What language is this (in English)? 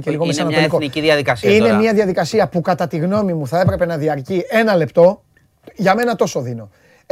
Greek